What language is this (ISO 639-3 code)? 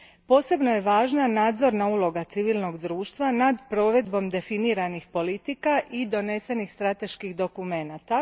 hrv